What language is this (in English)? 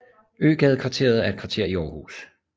Danish